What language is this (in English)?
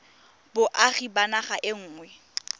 Tswana